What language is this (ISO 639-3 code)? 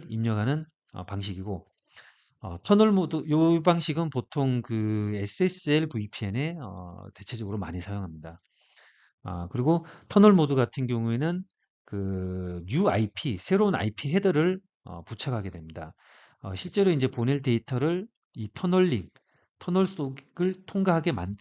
kor